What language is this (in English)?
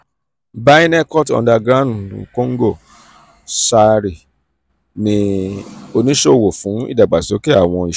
Yoruba